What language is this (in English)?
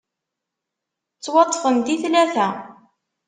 Kabyle